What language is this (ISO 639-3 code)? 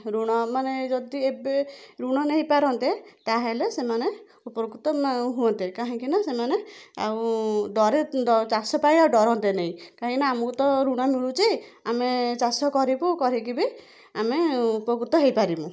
ori